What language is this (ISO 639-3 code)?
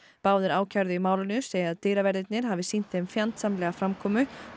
isl